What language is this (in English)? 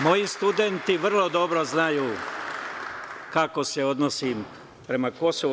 Serbian